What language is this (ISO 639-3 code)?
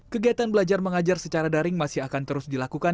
ind